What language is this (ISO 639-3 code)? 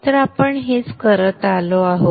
mar